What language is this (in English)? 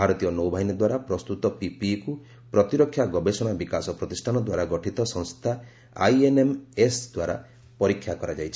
Odia